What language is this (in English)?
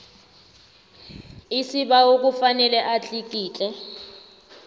South Ndebele